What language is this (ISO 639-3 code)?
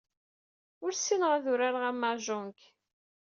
kab